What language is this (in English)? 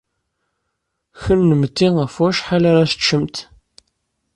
Kabyle